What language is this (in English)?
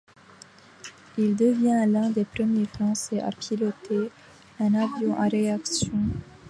French